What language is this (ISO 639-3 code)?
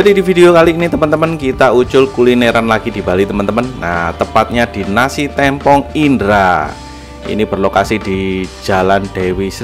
ind